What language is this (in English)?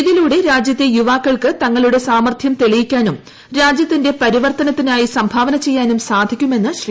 Malayalam